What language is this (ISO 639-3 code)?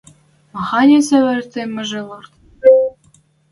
mrj